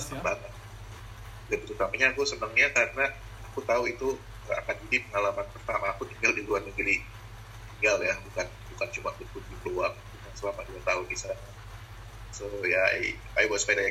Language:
Indonesian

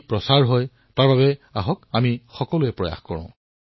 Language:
Assamese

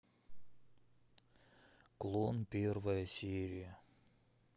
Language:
Russian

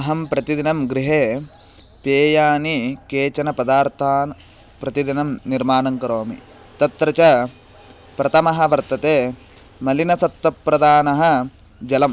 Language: Sanskrit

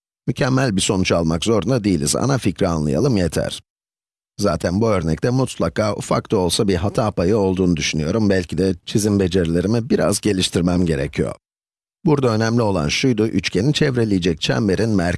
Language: Turkish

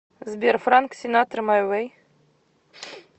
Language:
Russian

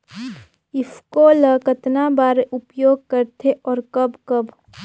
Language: Chhattisgarhi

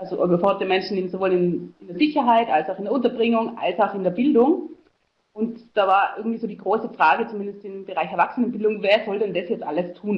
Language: German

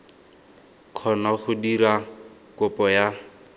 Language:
Tswana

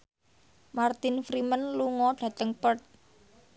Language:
Javanese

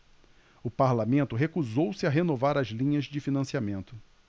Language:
Portuguese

